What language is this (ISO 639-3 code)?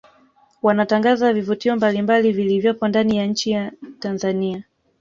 swa